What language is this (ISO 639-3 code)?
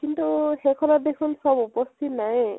asm